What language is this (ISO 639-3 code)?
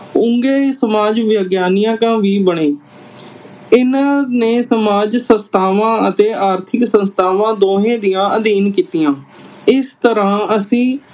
pan